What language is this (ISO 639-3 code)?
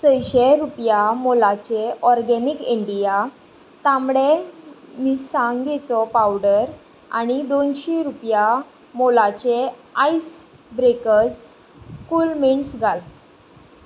kok